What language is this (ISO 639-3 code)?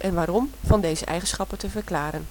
nld